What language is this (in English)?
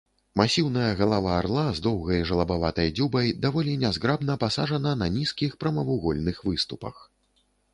Belarusian